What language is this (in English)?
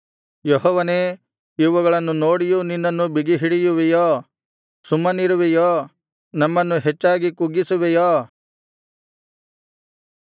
Kannada